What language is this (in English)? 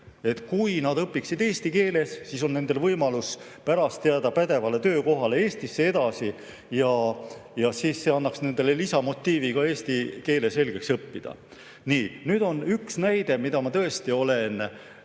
Estonian